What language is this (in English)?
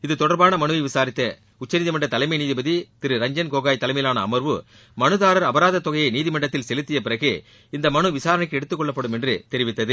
Tamil